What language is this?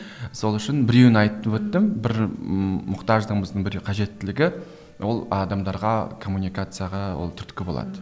Kazakh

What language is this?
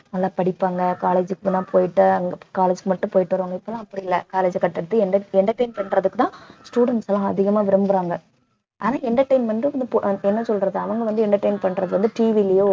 Tamil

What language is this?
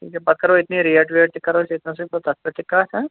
Kashmiri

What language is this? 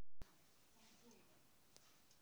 Kikuyu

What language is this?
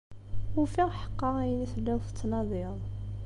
Kabyle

